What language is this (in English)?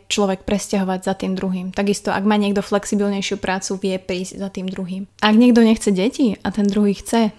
Slovak